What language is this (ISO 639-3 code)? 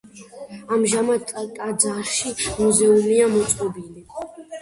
kat